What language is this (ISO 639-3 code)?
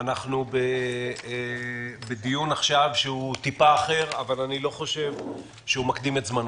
heb